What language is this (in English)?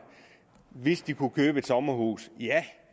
Danish